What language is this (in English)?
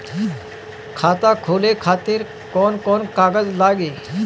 Bhojpuri